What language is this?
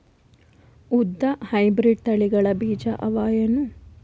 Kannada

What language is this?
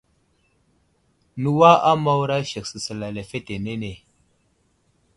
Wuzlam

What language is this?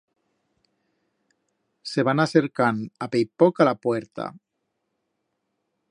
Aragonese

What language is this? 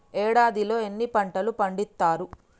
Telugu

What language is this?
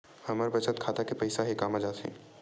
Chhattisgarhi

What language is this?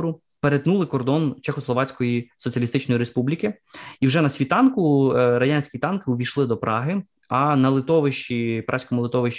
Ukrainian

